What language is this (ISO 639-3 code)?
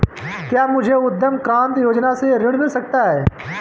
hin